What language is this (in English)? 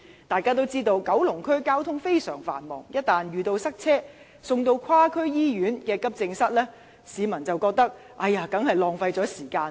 Cantonese